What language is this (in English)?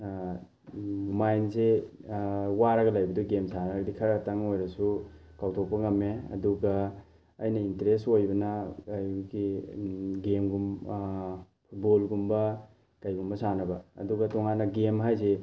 Manipuri